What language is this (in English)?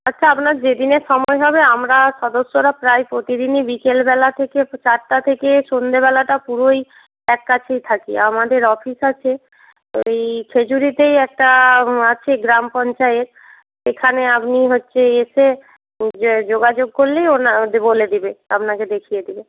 Bangla